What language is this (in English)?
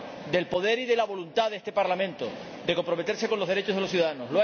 Spanish